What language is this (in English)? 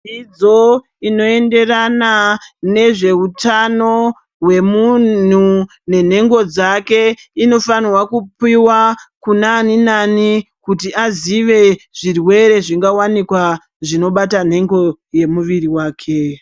Ndau